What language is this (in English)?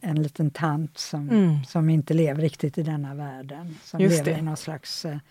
Swedish